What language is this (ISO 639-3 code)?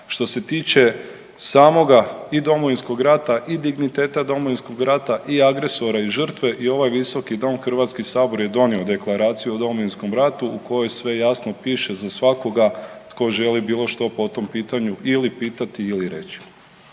hrv